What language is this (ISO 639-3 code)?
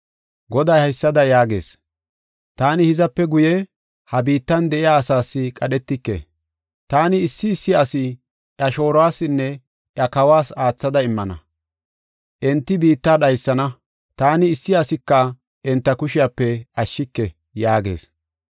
gof